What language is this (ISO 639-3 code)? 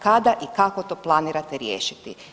hrv